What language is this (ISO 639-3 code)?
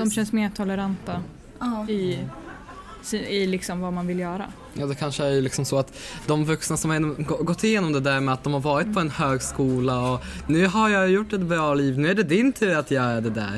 swe